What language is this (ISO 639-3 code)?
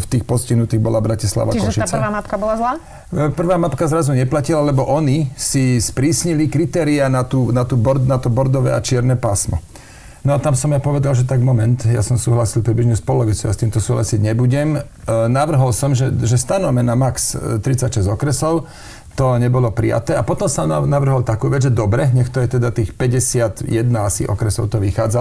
slk